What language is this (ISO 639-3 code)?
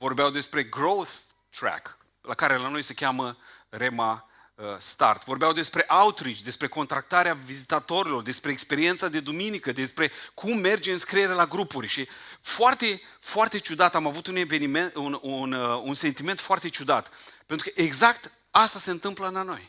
ron